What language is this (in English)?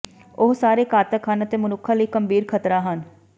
Punjabi